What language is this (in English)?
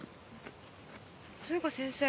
Japanese